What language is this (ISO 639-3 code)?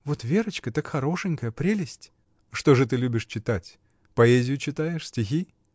rus